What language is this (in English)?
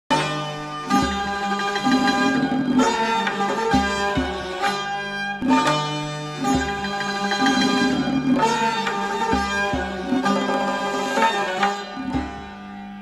Turkish